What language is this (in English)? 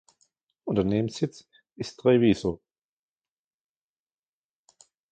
German